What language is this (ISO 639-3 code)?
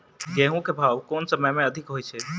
mai